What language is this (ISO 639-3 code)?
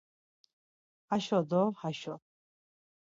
lzz